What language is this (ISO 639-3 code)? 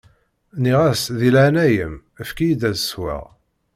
kab